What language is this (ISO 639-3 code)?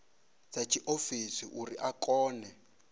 ven